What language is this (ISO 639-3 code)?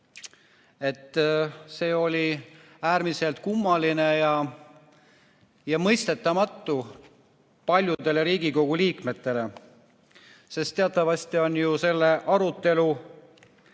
est